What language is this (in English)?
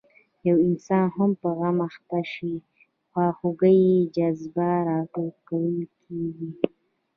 Pashto